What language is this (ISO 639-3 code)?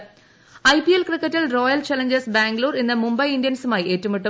mal